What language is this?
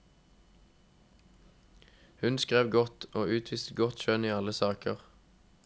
Norwegian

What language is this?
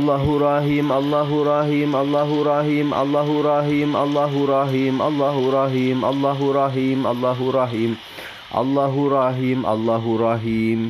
Malay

